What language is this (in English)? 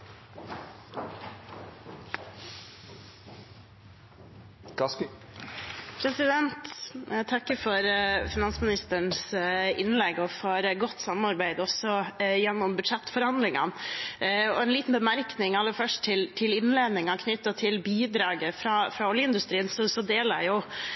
Norwegian Bokmål